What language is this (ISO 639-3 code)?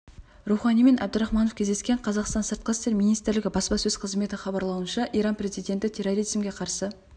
kaz